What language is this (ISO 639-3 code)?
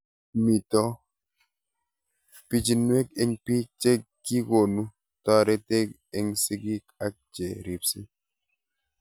kln